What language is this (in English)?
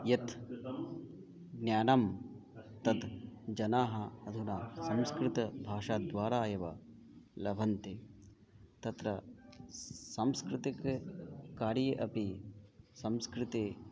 Sanskrit